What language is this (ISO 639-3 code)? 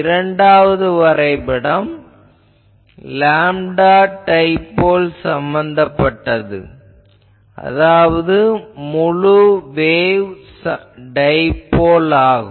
tam